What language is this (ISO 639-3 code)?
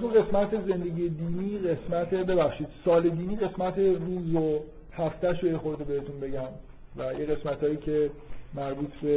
fas